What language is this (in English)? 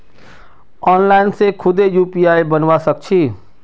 Magahi